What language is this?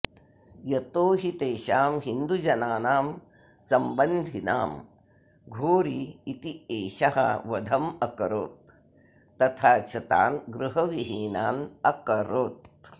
Sanskrit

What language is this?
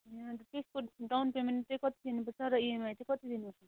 Nepali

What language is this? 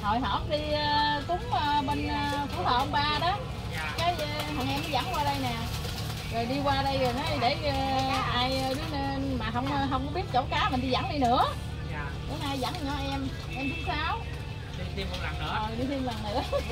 Vietnamese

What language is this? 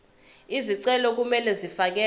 Zulu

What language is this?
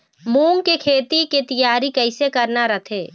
Chhattisgarhi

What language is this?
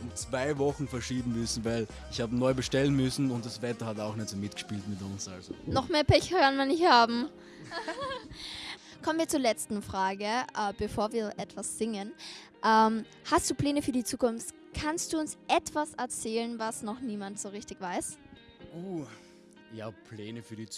German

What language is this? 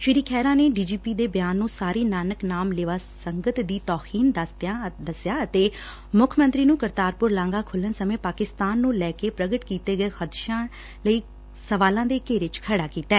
Punjabi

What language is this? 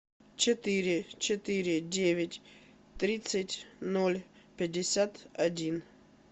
Russian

